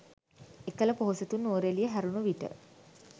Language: Sinhala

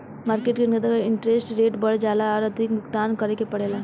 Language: Bhojpuri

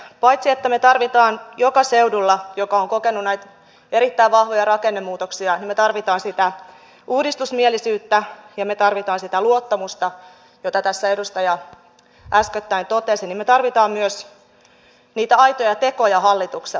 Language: Finnish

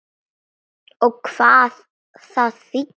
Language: Icelandic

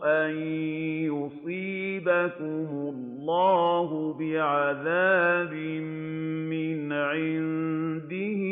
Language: Arabic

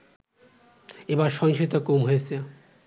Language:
Bangla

